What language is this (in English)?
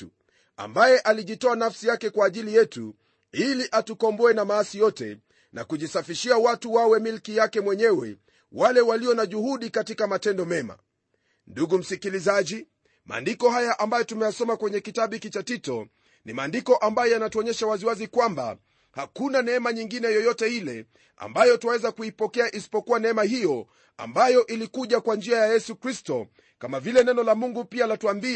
Swahili